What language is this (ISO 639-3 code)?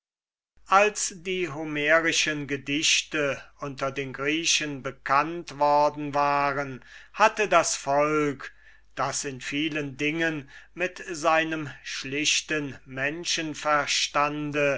deu